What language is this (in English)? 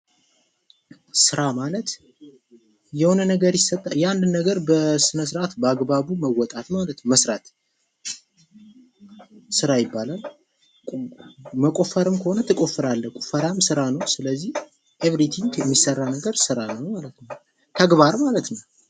Amharic